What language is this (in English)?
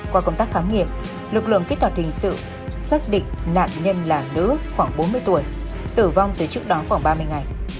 Vietnamese